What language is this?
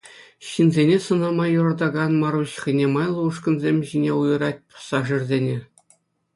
Chuvash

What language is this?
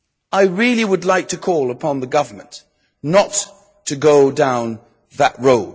English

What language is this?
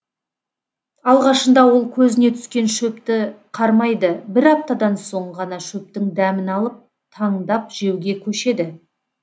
Kazakh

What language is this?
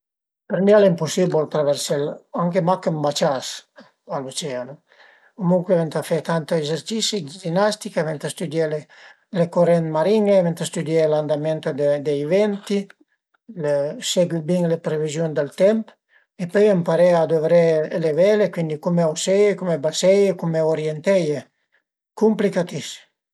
Piedmontese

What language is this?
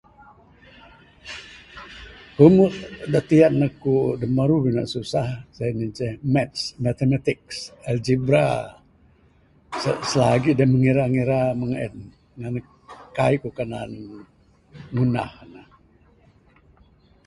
Bukar-Sadung Bidayuh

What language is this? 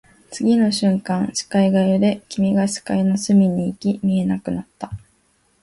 Japanese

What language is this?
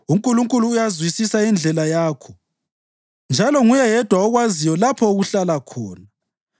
North Ndebele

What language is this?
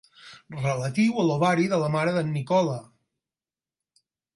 Catalan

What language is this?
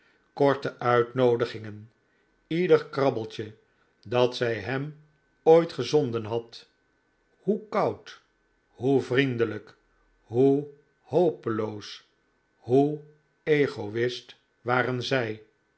Dutch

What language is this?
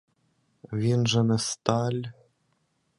Ukrainian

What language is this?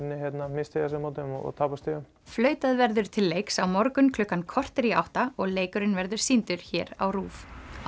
Icelandic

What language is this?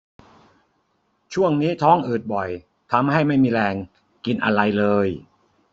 Thai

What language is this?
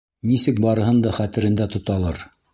Bashkir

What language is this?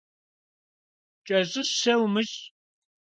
Kabardian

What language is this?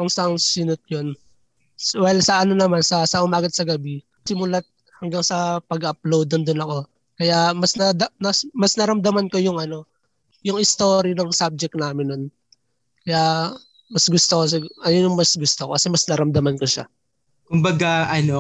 Filipino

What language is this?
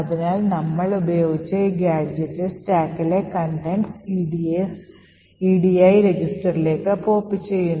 Malayalam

